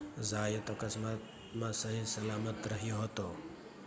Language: Gujarati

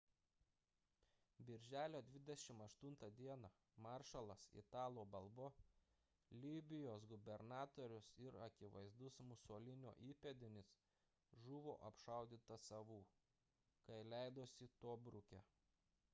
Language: Lithuanian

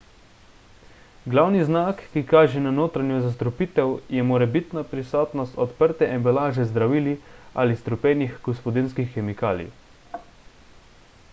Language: Slovenian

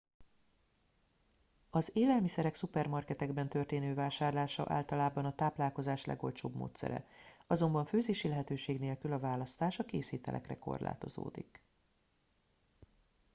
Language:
Hungarian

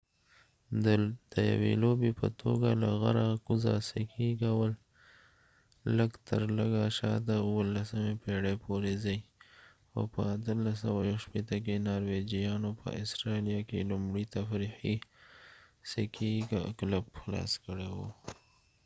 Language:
Pashto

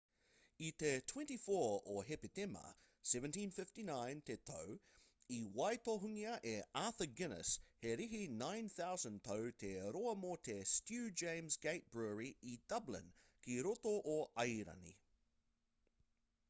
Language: Māori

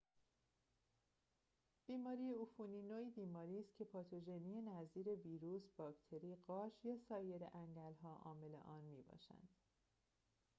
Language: Persian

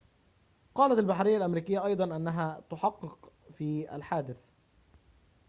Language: Arabic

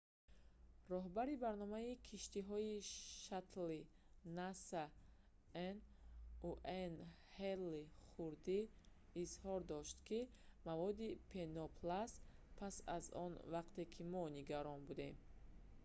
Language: Tajik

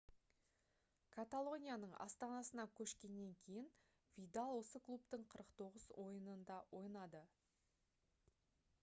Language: Kazakh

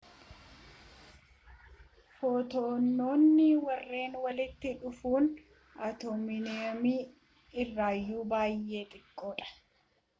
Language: Oromo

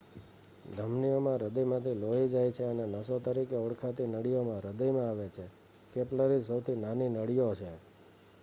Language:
Gujarati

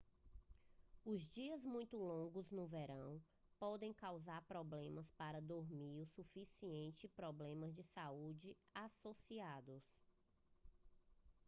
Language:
Portuguese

